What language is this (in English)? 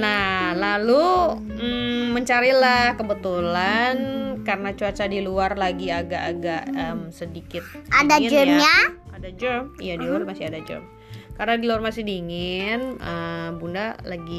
Indonesian